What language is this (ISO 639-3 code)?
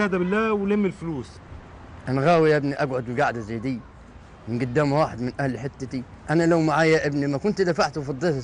ara